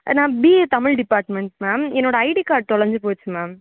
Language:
Tamil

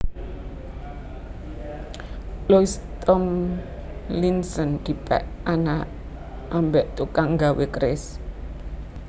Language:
Javanese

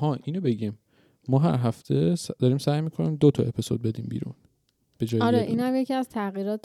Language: Persian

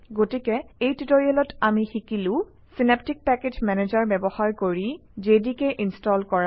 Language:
Assamese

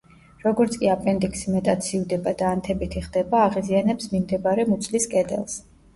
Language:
Georgian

